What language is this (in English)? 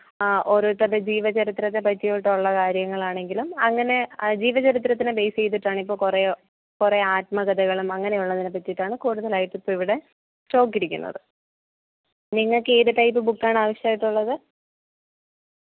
Malayalam